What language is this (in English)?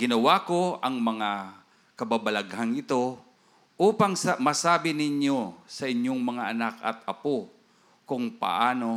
Filipino